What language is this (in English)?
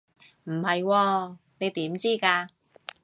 Cantonese